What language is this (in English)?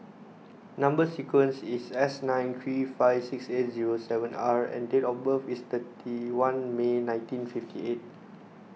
English